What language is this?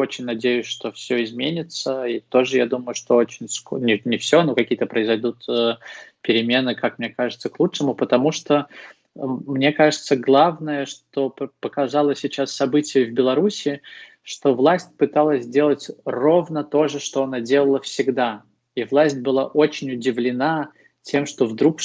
Russian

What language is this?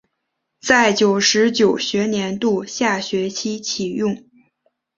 Chinese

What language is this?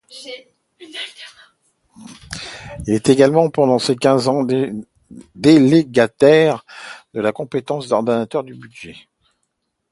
French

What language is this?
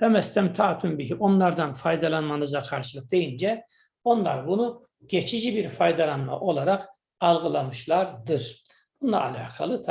Turkish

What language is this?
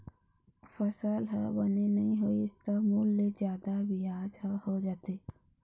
Chhattisgarhi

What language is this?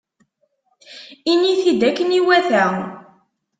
Kabyle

